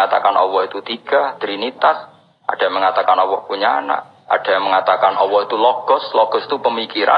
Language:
Indonesian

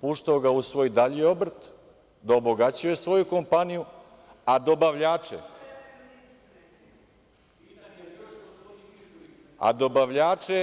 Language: Serbian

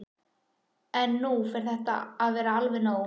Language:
Icelandic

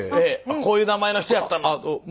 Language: Japanese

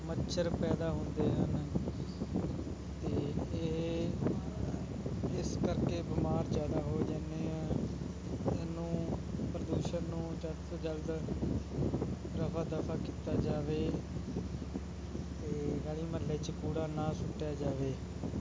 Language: Punjabi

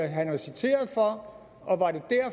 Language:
Danish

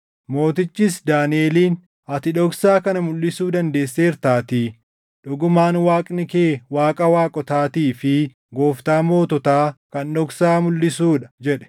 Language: Oromo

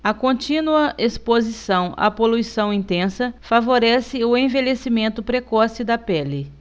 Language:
Portuguese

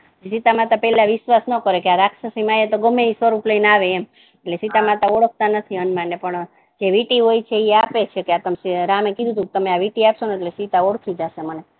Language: Gujarati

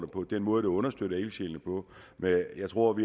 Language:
Danish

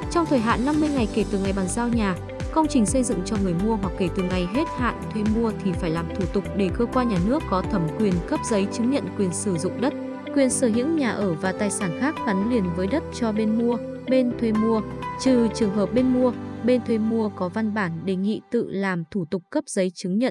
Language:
Vietnamese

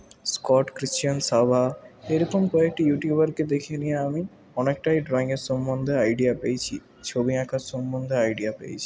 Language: Bangla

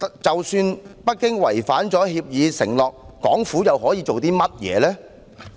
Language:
Cantonese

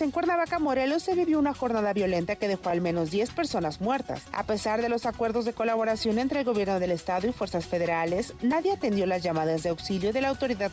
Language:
Spanish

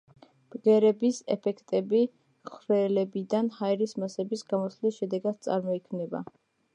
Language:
Georgian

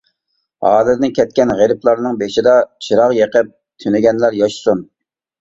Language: Uyghur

